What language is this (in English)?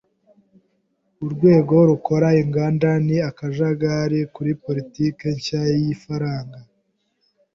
Kinyarwanda